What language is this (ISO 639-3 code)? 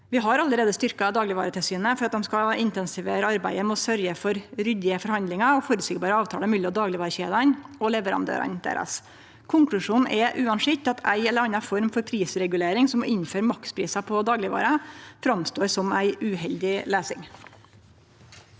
nor